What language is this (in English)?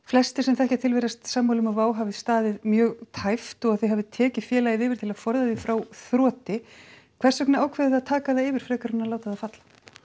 Icelandic